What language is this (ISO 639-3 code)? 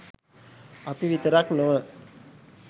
sin